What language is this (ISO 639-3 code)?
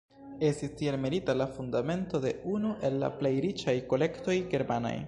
epo